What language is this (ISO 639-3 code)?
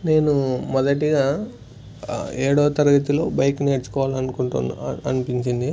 tel